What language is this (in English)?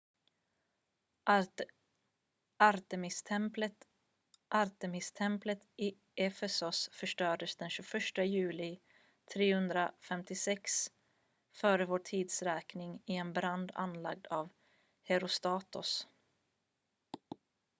Swedish